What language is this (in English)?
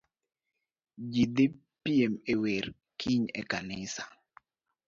Luo (Kenya and Tanzania)